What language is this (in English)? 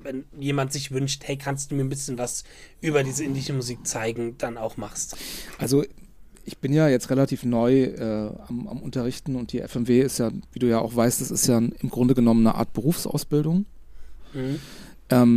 German